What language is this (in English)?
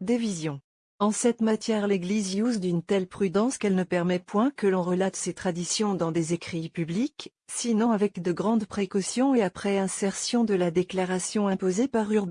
French